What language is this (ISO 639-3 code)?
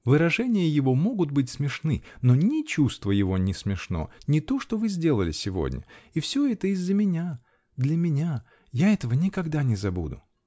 rus